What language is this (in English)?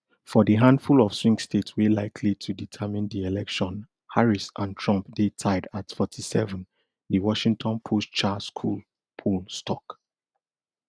Nigerian Pidgin